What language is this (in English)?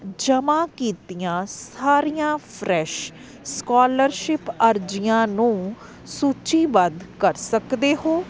Punjabi